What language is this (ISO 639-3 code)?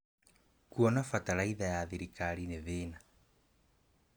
kik